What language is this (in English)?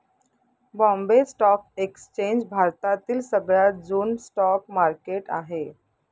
Marathi